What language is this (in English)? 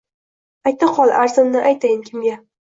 Uzbek